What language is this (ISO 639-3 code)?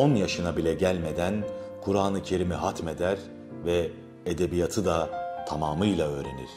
tur